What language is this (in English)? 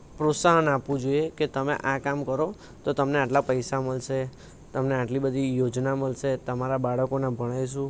Gujarati